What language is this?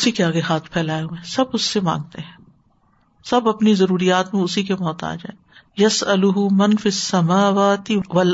Urdu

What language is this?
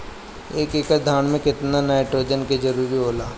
Bhojpuri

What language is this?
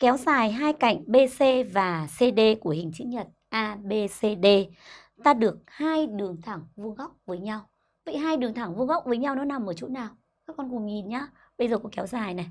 Vietnamese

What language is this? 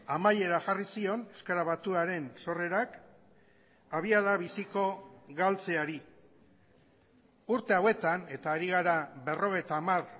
Basque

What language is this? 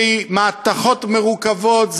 Hebrew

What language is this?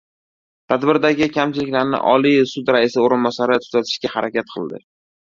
Uzbek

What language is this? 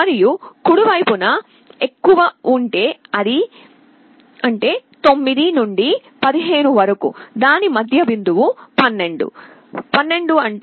Telugu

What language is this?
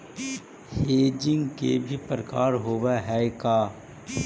Magahi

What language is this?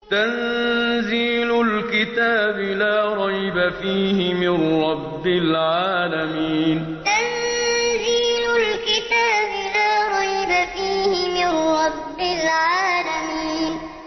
Arabic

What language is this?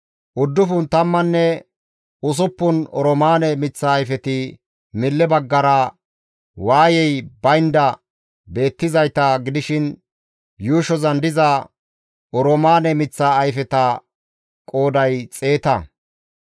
Gamo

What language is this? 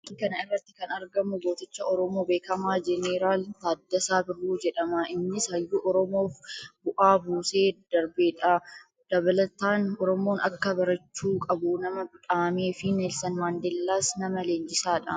Oromo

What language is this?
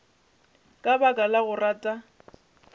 Northern Sotho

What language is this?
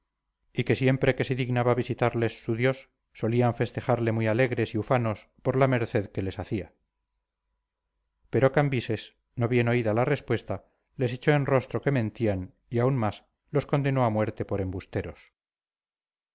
Spanish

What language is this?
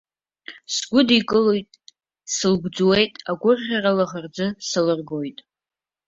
Abkhazian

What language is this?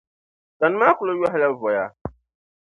Dagbani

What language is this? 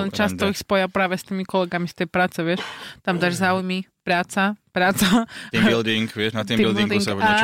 Slovak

